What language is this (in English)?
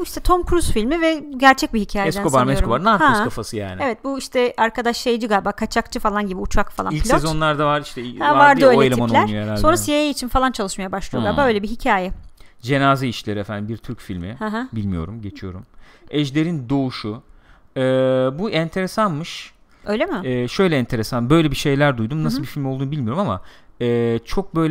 Turkish